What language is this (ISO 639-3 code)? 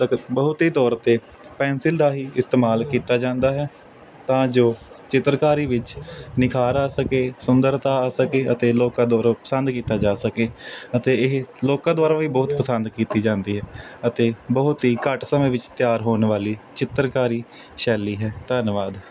pan